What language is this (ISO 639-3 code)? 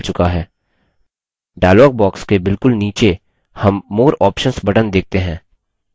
hin